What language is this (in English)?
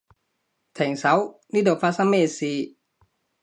Cantonese